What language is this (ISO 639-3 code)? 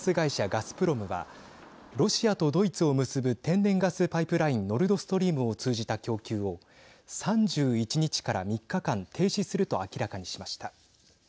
jpn